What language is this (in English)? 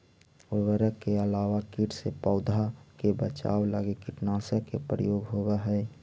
Magahi